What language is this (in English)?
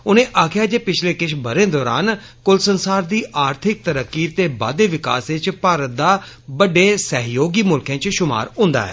Dogri